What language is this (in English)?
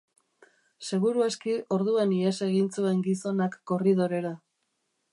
Basque